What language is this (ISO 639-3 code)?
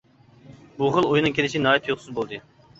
uig